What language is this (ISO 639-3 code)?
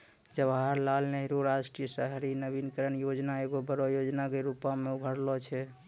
mai